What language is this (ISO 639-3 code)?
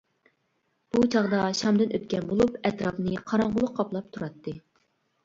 uig